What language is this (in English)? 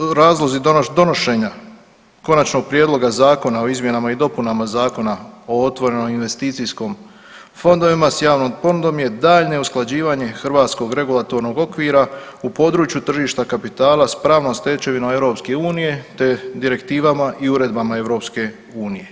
Croatian